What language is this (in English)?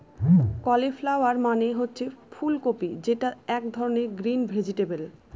Bangla